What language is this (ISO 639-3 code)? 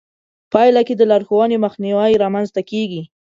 pus